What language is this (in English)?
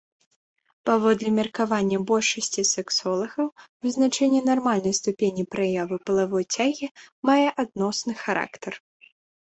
Belarusian